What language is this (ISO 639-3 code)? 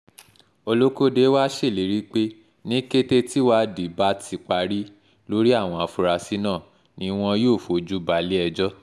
yor